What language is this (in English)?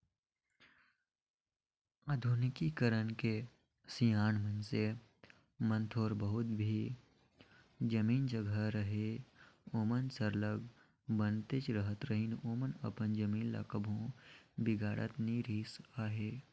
Chhattisgarhi